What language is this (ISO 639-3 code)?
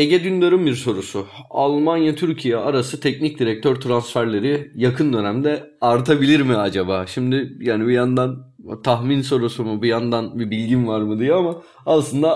tur